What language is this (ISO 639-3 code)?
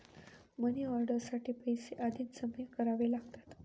mar